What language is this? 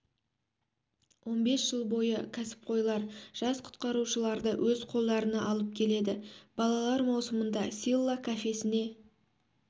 Kazakh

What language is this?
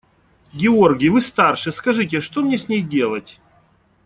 Russian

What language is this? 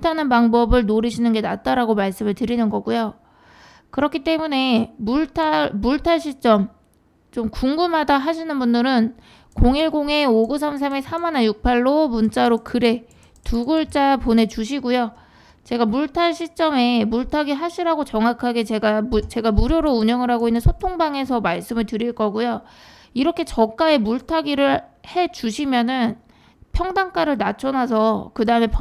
Korean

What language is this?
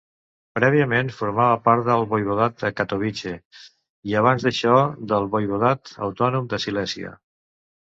Catalan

